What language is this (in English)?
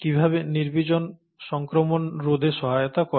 Bangla